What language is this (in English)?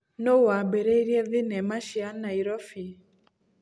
Kikuyu